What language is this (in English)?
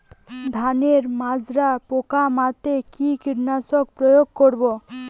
Bangla